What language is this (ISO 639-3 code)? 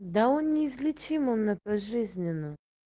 rus